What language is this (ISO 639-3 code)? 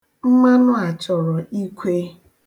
ibo